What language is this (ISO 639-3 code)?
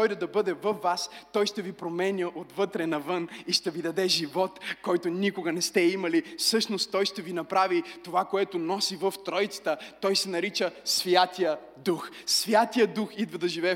bul